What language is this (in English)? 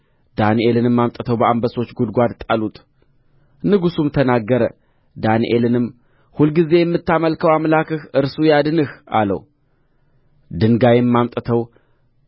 Amharic